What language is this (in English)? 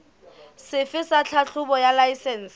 Southern Sotho